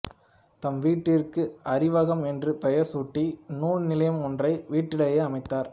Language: Tamil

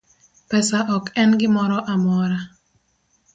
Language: Luo (Kenya and Tanzania)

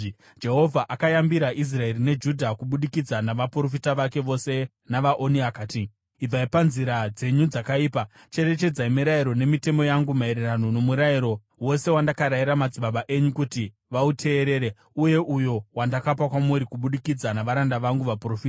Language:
Shona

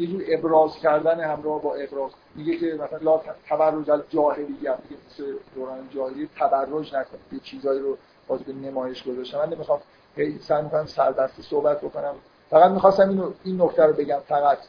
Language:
Persian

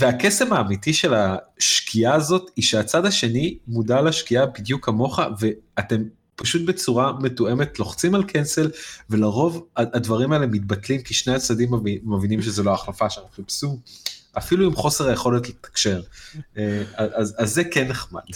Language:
Hebrew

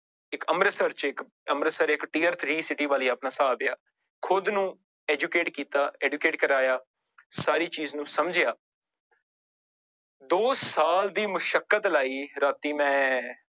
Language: Punjabi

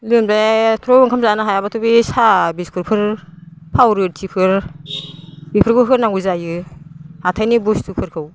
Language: Bodo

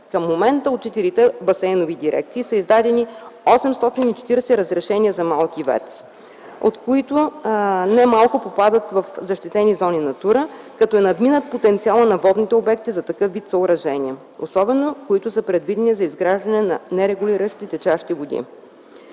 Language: Bulgarian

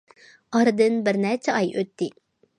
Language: Uyghur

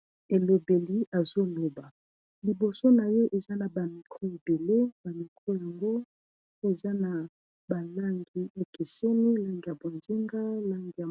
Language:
Lingala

